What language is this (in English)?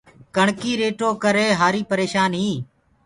Gurgula